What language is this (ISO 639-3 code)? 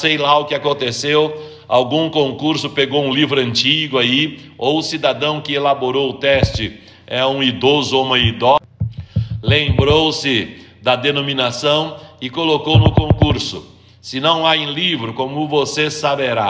por